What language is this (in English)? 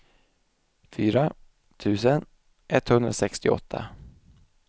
Swedish